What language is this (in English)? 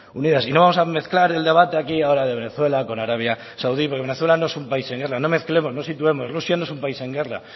Spanish